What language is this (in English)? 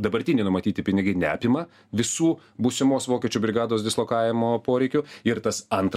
Lithuanian